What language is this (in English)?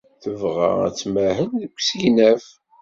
Kabyle